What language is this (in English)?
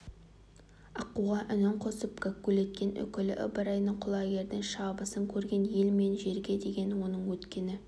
Kazakh